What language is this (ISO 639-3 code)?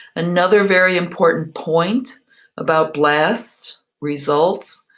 eng